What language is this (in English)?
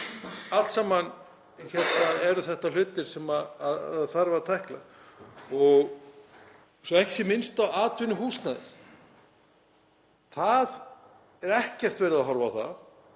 Icelandic